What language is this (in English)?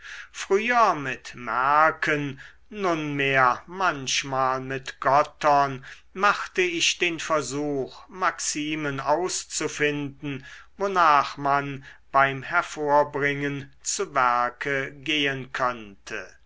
German